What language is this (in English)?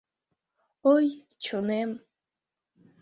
Mari